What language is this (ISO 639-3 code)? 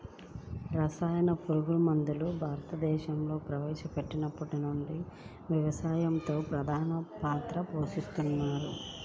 tel